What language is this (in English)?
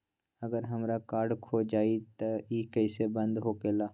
Magahi